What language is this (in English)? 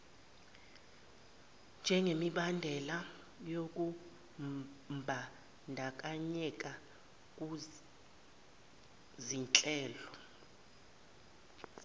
Zulu